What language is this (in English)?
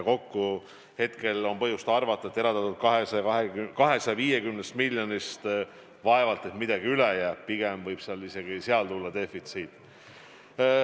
Estonian